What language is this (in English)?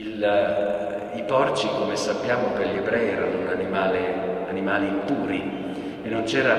Italian